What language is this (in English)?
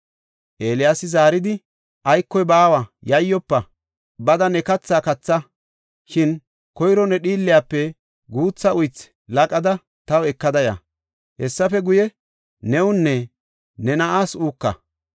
Gofa